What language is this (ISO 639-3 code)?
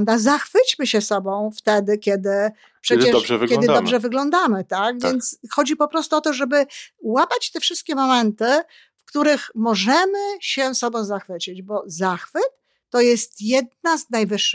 pol